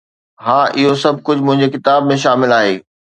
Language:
Sindhi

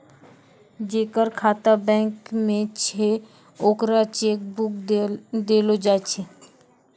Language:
Maithili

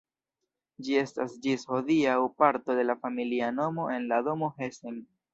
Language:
Esperanto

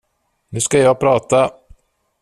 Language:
Swedish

